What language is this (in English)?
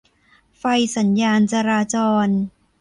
Thai